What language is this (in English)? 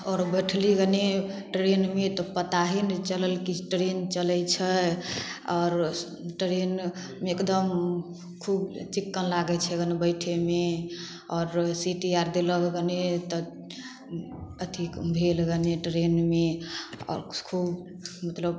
Maithili